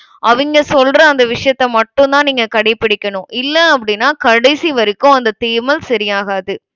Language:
Tamil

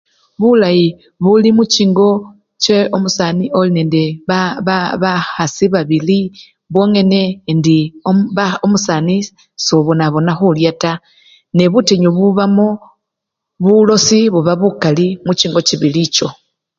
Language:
Luyia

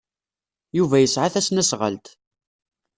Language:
Kabyle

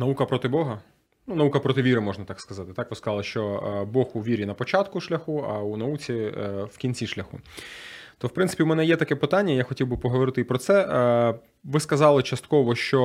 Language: Ukrainian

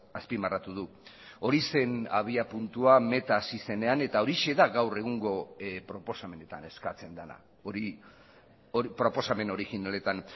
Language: Basque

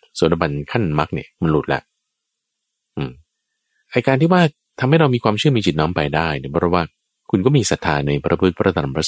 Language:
Thai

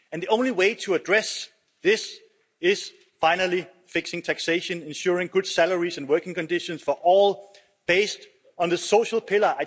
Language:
English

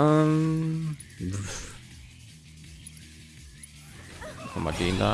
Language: German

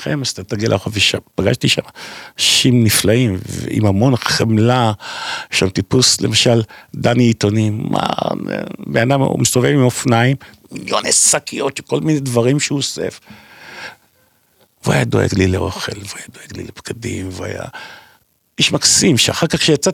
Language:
Hebrew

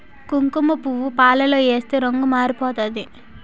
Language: Telugu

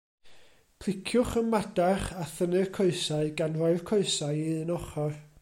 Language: Welsh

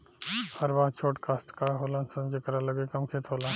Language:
Bhojpuri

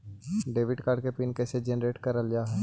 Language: Magahi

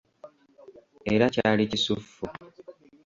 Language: Ganda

